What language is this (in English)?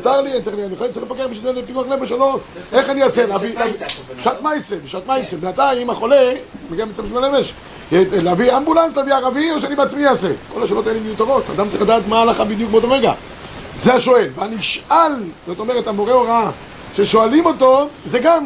Hebrew